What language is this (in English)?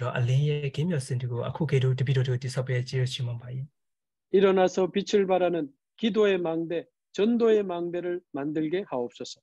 Korean